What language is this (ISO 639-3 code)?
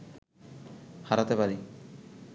ben